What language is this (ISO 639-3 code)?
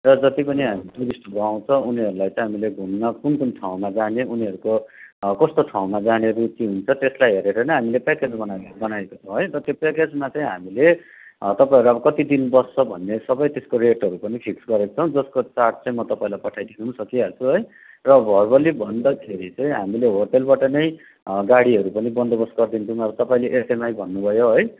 nep